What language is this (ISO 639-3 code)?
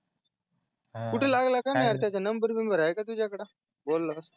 mar